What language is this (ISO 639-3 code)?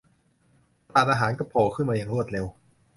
tha